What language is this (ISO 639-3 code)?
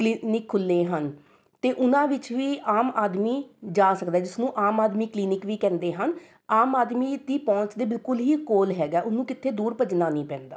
pan